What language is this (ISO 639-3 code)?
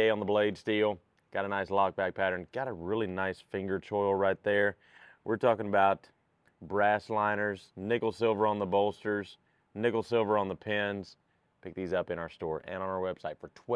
eng